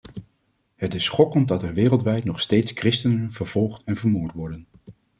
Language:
Dutch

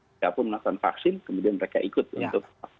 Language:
Indonesian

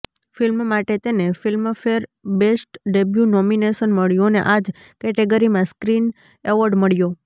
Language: Gujarati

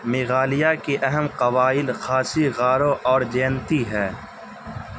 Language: Urdu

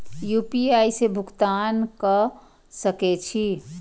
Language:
Maithili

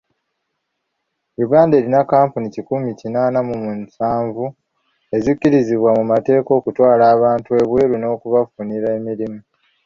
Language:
Ganda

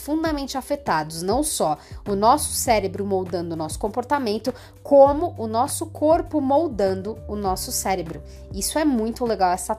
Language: Portuguese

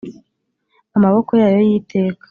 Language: Kinyarwanda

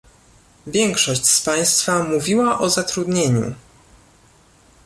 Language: Polish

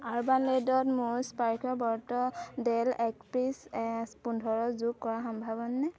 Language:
Assamese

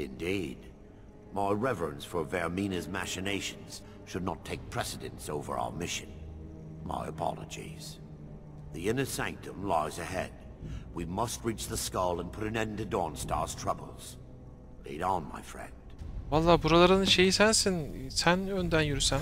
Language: Turkish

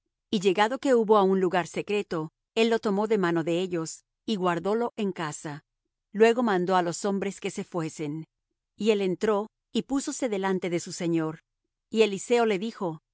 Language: Spanish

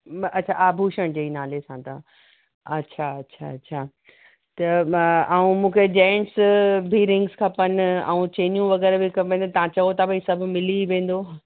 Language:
Sindhi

